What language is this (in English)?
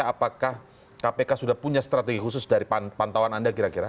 Indonesian